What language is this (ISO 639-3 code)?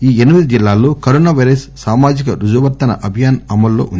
tel